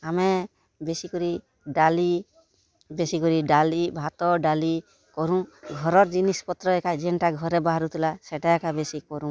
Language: Odia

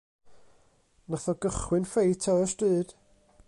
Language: Welsh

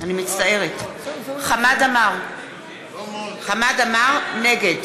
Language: Hebrew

